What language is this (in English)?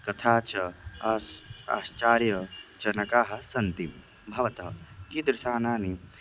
Sanskrit